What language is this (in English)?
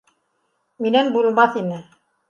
Bashkir